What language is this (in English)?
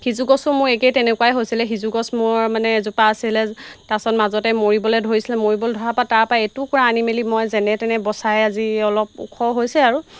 Assamese